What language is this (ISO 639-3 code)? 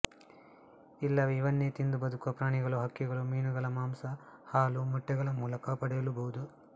kan